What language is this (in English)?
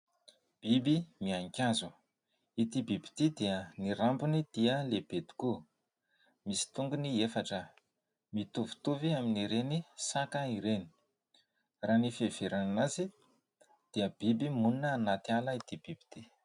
Malagasy